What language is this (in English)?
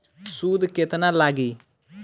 Bhojpuri